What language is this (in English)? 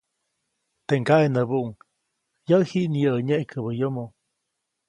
Copainalá Zoque